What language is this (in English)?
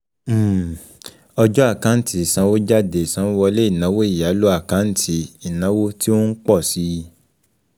Yoruba